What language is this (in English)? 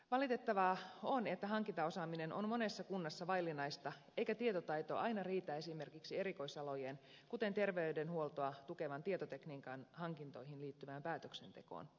Finnish